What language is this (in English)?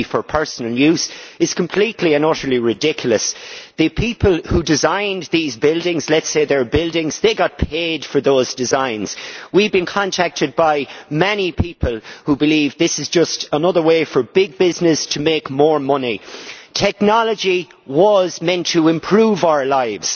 English